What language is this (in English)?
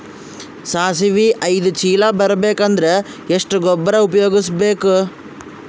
Kannada